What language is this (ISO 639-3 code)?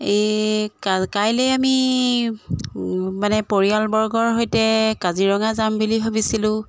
asm